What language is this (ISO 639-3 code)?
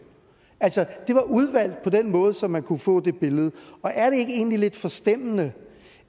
dan